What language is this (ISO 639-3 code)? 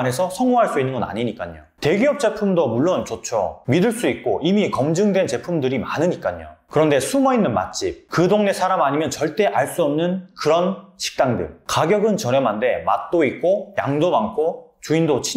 kor